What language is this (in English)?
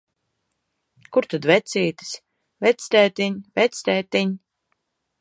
Latvian